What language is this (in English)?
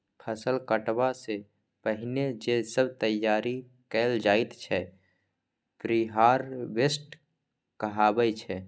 Maithili